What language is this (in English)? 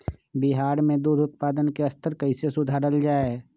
Magahi